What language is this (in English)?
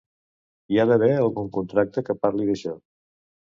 Catalan